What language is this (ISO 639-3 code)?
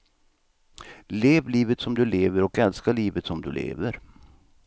swe